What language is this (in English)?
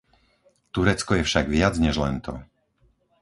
Slovak